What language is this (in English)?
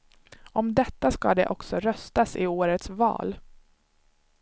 Swedish